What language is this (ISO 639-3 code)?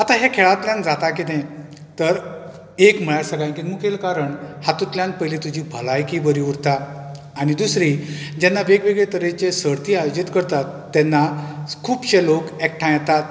kok